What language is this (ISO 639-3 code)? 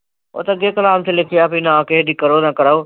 pan